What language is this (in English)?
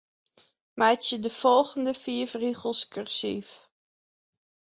Western Frisian